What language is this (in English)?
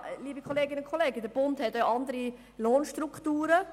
Swiss German